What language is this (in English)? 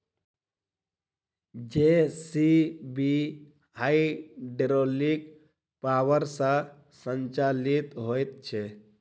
Maithili